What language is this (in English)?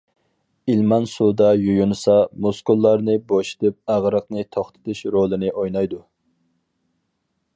Uyghur